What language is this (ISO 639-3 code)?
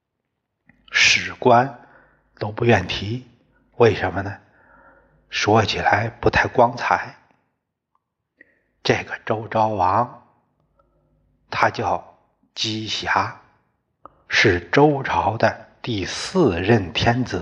zho